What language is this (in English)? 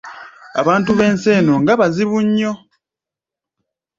Ganda